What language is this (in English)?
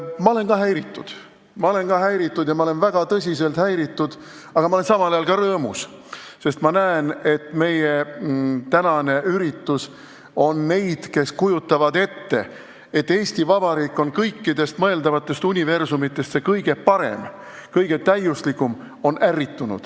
Estonian